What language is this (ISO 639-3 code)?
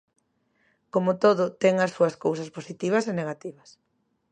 glg